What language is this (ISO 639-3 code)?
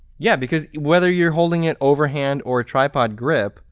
eng